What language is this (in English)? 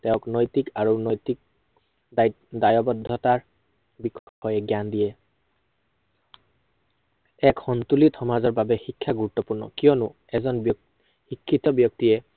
Assamese